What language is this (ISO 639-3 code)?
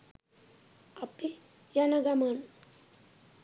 sin